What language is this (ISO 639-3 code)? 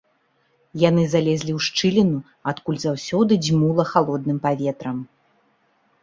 bel